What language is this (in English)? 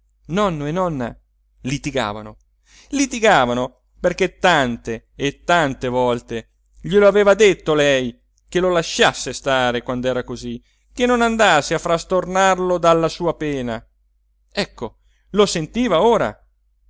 Italian